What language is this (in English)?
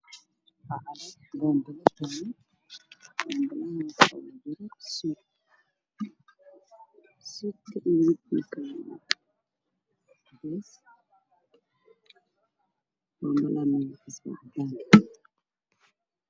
Somali